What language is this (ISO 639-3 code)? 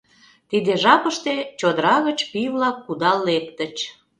chm